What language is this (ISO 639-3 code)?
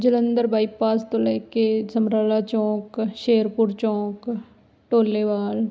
pan